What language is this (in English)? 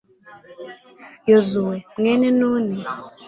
Kinyarwanda